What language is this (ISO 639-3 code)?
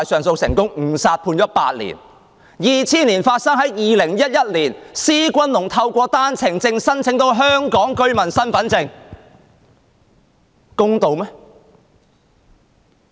yue